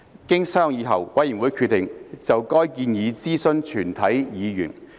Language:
Cantonese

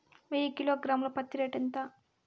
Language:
Telugu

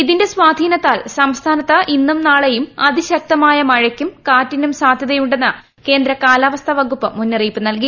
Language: Malayalam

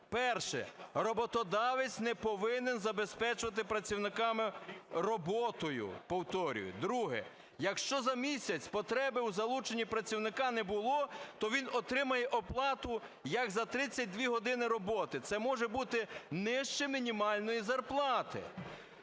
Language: Ukrainian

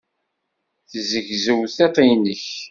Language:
Kabyle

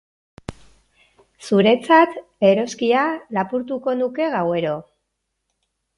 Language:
Basque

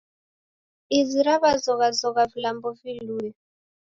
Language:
Taita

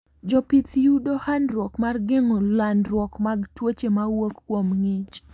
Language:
Luo (Kenya and Tanzania)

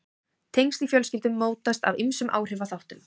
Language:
Icelandic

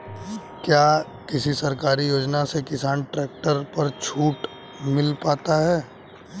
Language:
Hindi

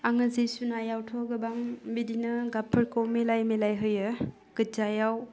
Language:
Bodo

